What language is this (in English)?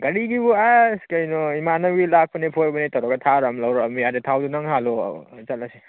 Manipuri